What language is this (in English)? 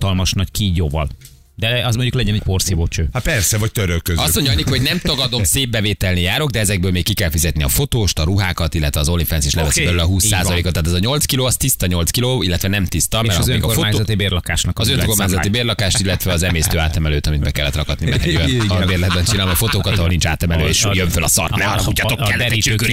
Hungarian